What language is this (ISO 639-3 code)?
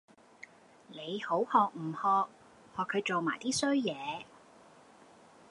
yue